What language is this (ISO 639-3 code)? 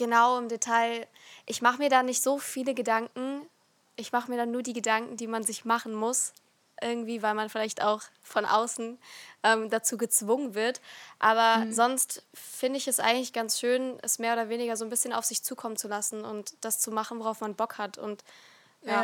deu